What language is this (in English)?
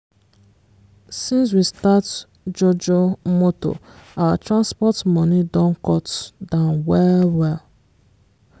Nigerian Pidgin